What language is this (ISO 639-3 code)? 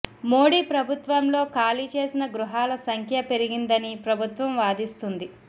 tel